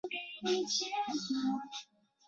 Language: Chinese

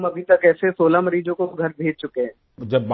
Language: Hindi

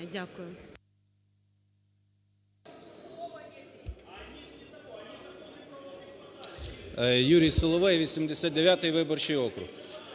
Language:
Ukrainian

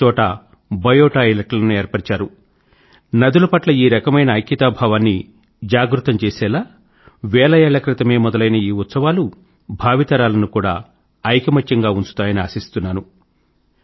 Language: Telugu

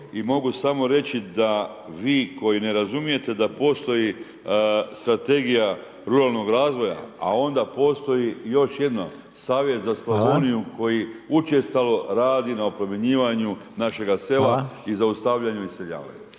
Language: Croatian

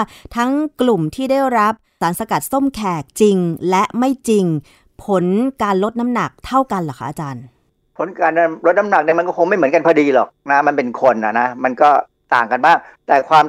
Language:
Thai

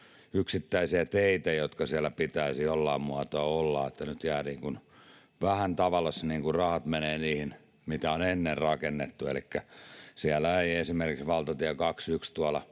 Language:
Finnish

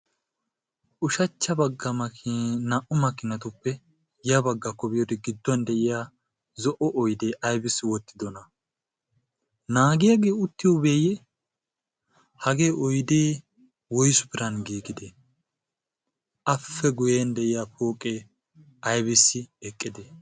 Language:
Wolaytta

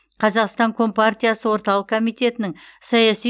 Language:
Kazakh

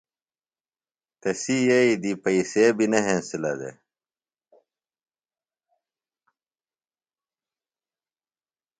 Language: Phalura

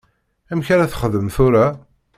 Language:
Kabyle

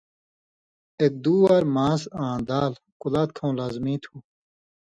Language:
Indus Kohistani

